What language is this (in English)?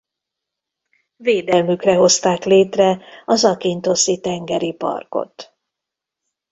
Hungarian